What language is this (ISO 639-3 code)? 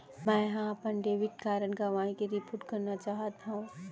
hne